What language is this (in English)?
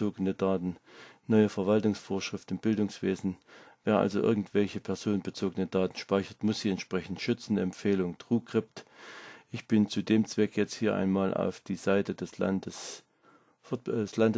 German